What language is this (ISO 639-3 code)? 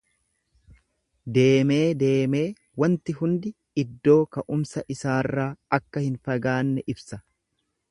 orm